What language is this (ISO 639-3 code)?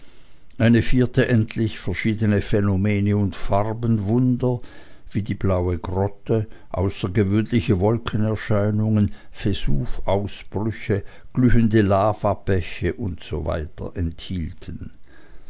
deu